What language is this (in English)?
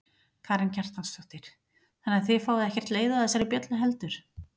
Icelandic